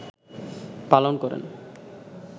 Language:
Bangla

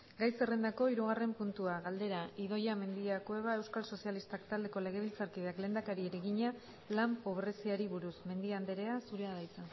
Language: Basque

